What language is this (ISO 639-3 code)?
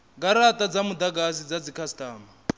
ven